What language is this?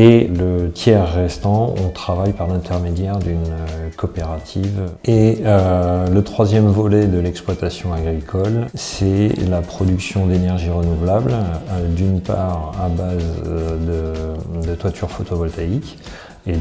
French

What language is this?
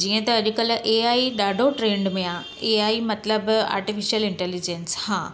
Sindhi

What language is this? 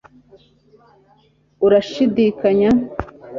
Kinyarwanda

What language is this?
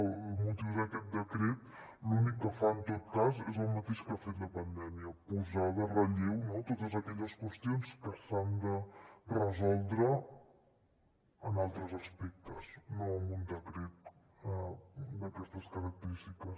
Catalan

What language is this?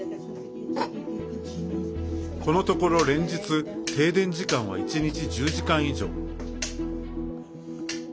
Japanese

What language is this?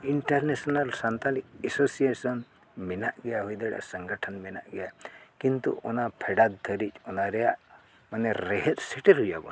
Santali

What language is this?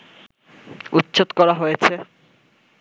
Bangla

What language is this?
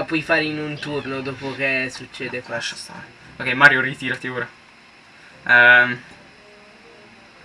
Italian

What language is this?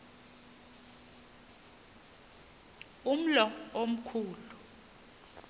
Xhosa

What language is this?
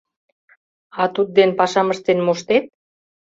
Mari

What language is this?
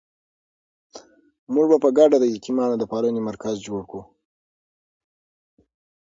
Pashto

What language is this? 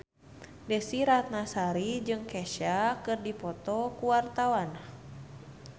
Sundanese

